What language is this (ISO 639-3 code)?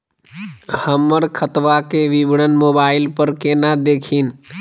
mag